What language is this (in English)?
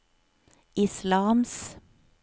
Norwegian